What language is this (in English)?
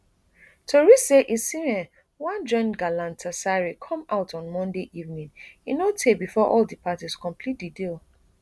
Nigerian Pidgin